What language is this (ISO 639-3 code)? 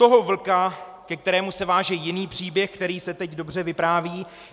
ces